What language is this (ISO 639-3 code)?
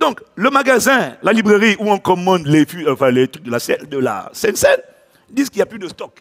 fra